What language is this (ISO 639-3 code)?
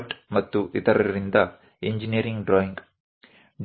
guj